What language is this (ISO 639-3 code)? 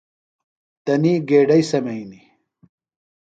phl